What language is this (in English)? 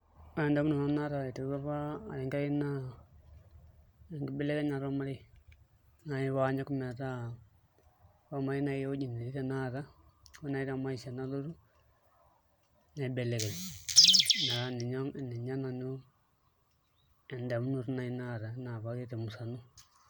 Masai